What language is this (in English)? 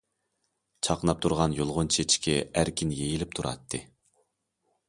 Uyghur